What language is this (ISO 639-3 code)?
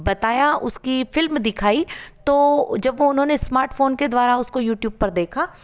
hin